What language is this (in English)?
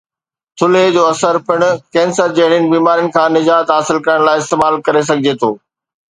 Sindhi